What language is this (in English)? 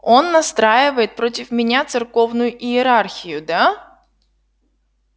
Russian